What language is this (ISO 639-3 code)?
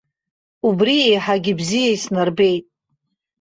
abk